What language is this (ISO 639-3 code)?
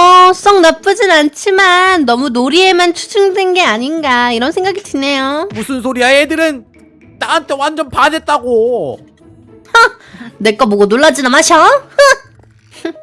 kor